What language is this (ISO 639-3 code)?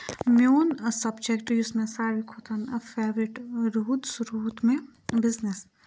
kas